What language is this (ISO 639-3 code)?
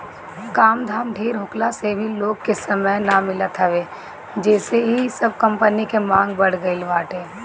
bho